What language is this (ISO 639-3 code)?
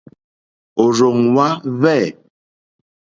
bri